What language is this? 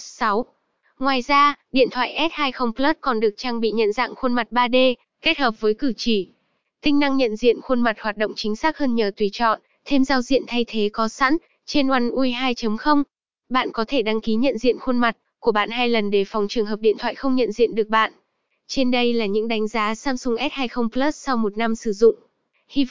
Vietnamese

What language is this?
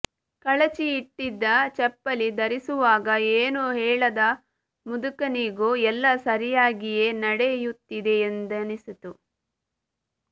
Kannada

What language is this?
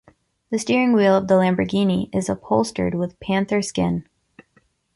English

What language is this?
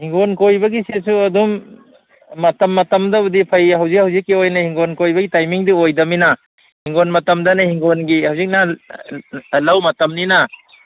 Manipuri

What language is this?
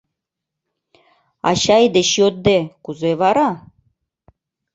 Mari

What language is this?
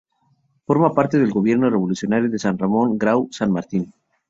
Spanish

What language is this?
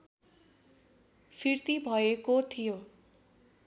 Nepali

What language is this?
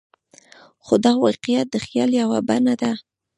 Pashto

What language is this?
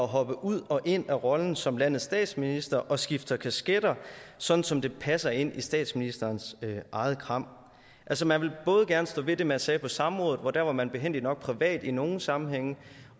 Danish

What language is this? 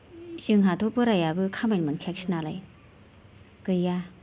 Bodo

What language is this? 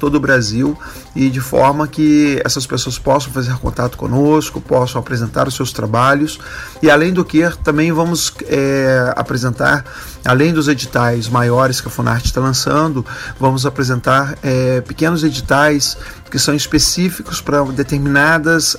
Portuguese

